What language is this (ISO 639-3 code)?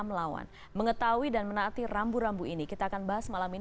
ind